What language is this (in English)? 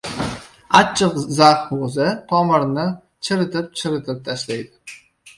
Uzbek